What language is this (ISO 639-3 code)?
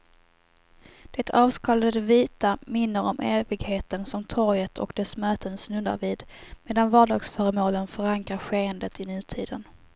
swe